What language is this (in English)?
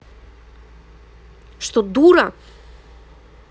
Russian